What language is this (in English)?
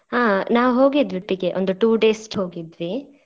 Kannada